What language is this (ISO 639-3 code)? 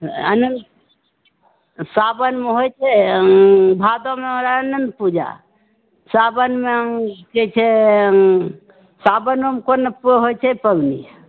mai